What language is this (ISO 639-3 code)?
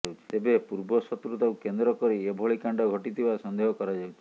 ori